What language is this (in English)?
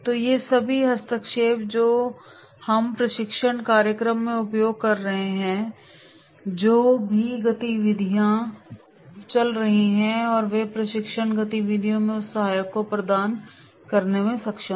Hindi